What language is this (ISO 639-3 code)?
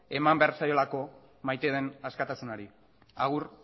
eus